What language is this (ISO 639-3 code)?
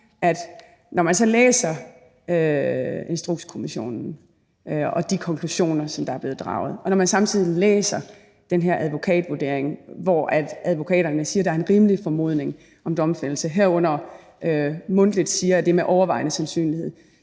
dan